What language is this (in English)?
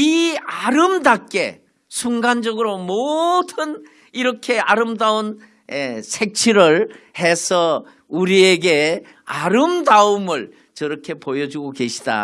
Korean